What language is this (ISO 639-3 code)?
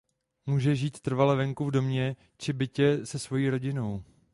ces